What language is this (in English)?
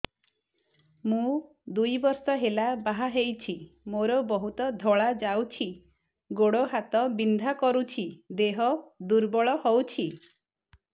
Odia